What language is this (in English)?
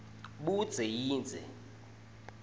Swati